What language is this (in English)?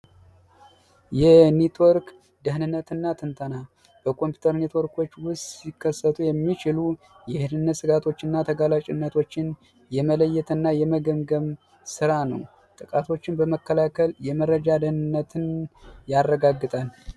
Amharic